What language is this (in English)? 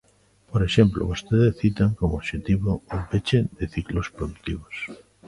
Galician